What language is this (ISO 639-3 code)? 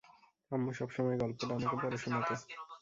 ben